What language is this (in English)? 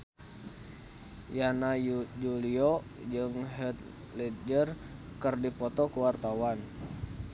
Sundanese